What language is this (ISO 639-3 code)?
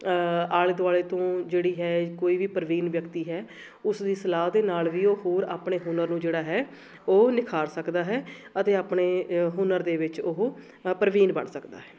pan